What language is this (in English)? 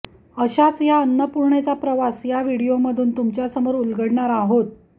Marathi